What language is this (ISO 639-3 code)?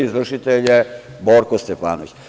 srp